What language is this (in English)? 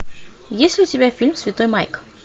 Russian